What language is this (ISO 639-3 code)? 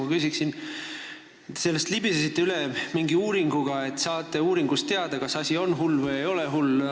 est